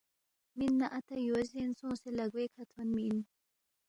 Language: Balti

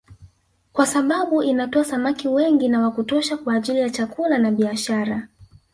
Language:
Swahili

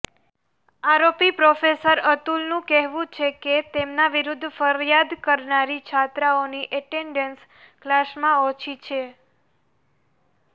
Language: Gujarati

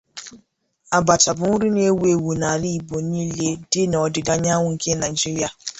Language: Igbo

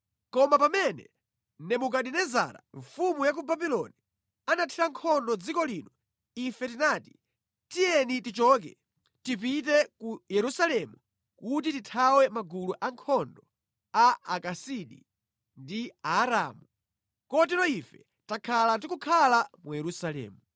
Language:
Nyanja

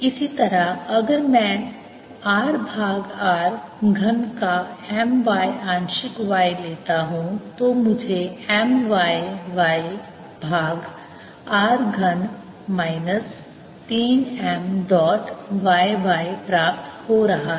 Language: Hindi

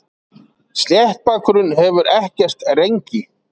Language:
Icelandic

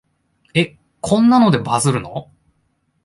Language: Japanese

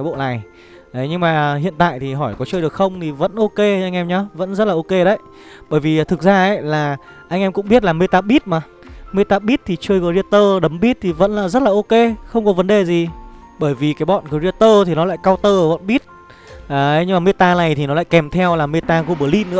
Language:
Vietnamese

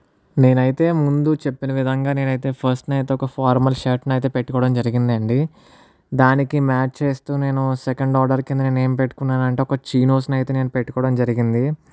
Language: Telugu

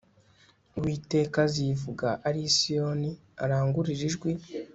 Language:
Kinyarwanda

